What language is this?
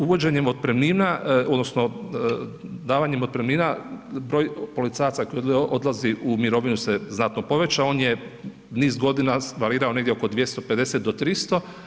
Croatian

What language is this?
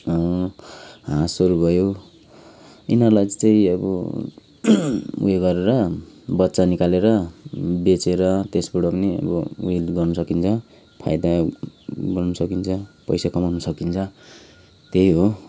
Nepali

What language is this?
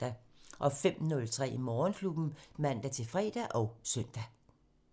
Danish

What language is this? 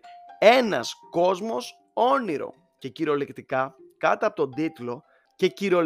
Greek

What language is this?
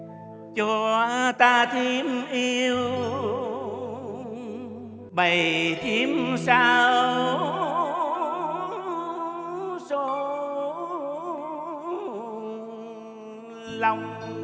Vietnamese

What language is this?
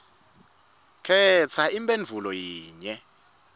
Swati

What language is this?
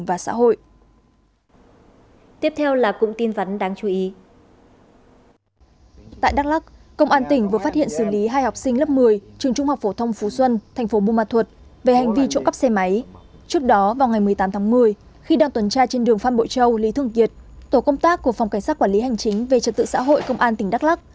Vietnamese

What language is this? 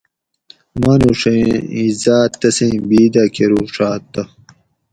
Gawri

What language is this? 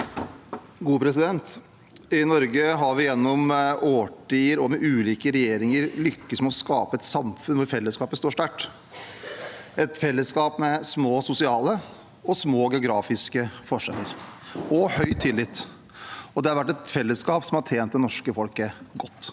Norwegian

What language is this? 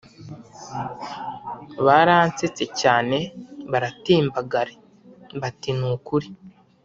Kinyarwanda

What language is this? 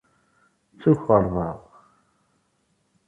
Kabyle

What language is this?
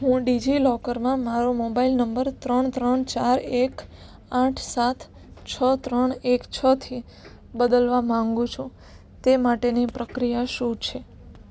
Gujarati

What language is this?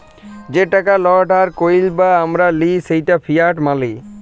Bangla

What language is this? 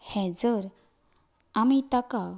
Konkani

